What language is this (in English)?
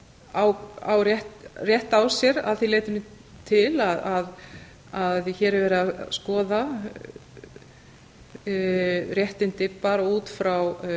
Icelandic